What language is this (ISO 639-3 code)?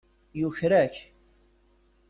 kab